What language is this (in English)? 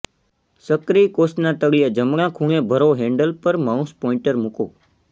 Gujarati